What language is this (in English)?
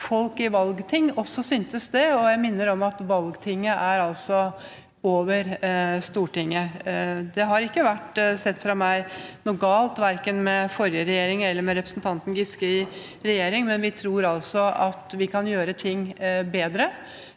Norwegian